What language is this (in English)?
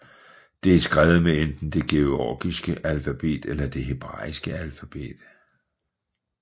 Danish